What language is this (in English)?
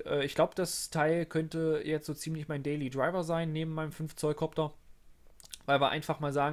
German